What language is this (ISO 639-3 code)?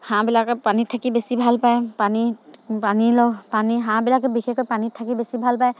asm